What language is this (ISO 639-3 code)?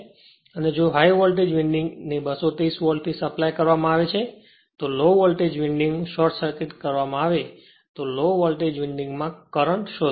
guj